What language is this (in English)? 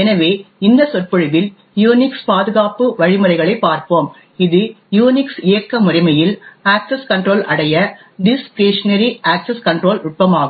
Tamil